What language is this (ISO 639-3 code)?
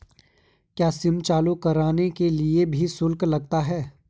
hin